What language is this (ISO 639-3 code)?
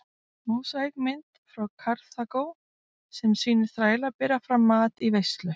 isl